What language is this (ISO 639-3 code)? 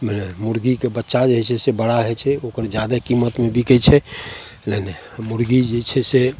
mai